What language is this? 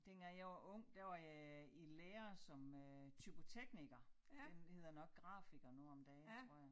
Danish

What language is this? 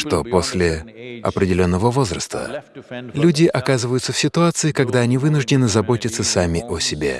Russian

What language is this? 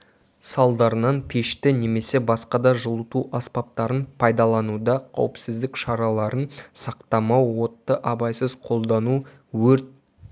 Kazakh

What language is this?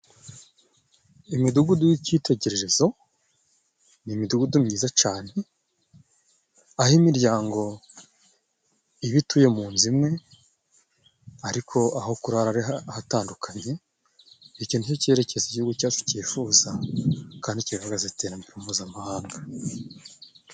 Kinyarwanda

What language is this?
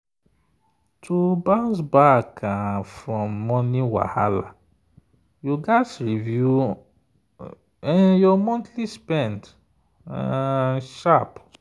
Nigerian Pidgin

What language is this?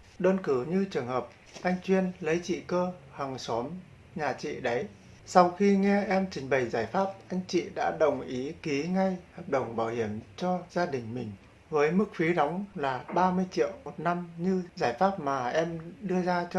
Vietnamese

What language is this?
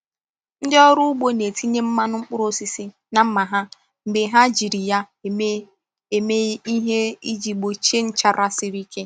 Igbo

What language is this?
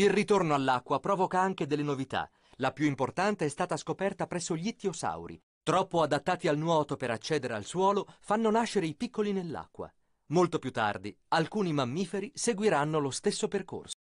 Italian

